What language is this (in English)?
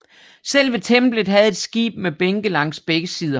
Danish